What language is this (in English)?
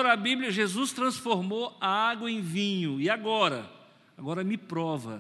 Portuguese